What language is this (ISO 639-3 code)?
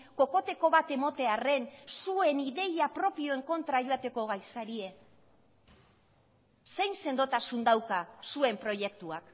eus